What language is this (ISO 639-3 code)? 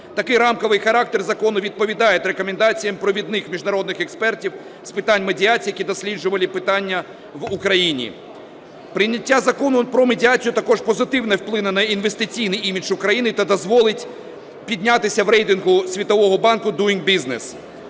ukr